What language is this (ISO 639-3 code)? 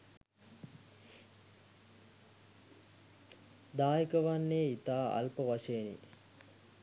sin